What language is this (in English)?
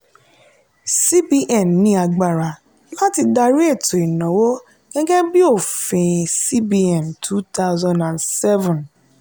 Yoruba